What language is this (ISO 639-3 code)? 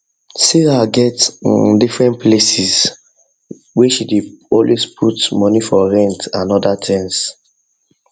pcm